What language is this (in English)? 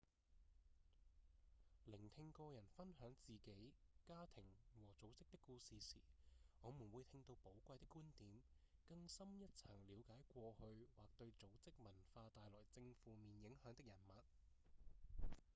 Cantonese